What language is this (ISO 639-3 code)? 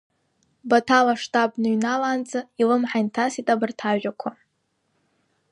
abk